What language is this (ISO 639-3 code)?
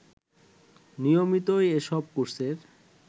ben